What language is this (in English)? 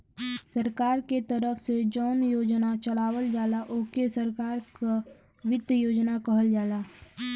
Bhojpuri